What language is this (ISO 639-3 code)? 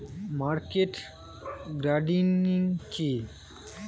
ben